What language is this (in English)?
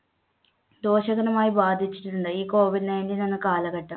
Malayalam